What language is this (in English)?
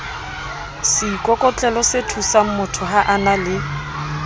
Southern Sotho